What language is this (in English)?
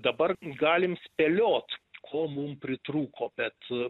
Lithuanian